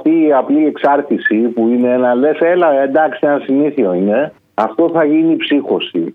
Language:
Greek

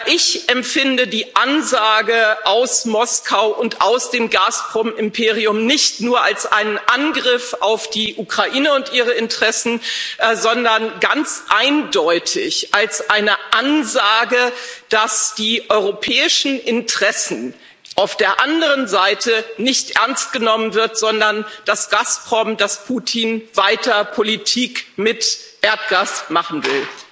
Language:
German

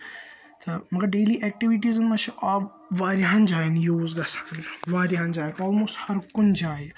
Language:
Kashmiri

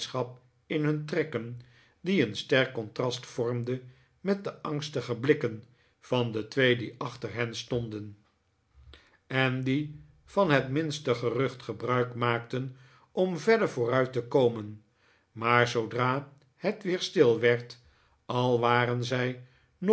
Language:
Dutch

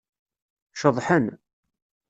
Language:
Kabyle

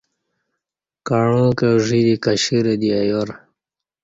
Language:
Kati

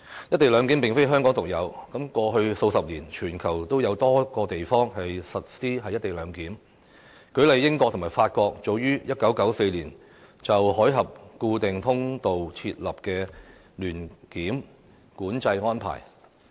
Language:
Cantonese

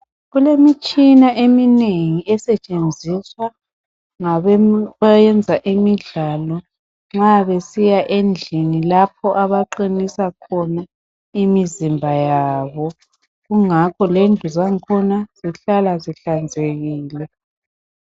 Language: North Ndebele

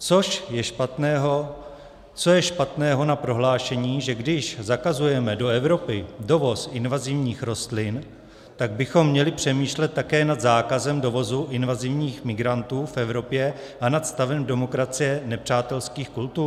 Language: Czech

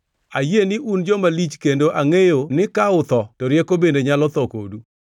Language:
Luo (Kenya and Tanzania)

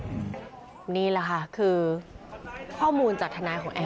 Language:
Thai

